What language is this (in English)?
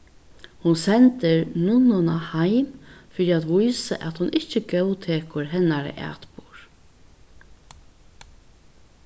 Faroese